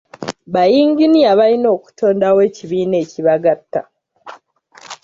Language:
Ganda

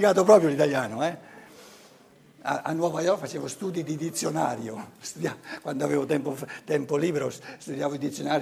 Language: Italian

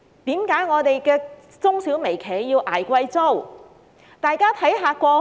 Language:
Cantonese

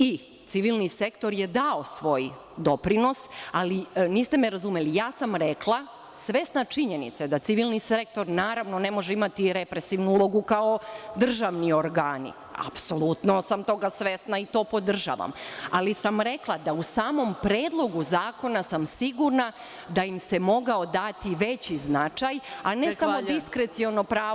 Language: Serbian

